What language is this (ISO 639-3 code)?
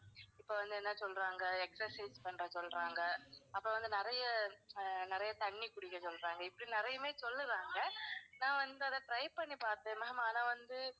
tam